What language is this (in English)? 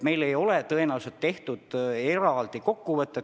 Estonian